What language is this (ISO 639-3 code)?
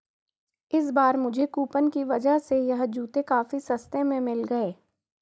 hin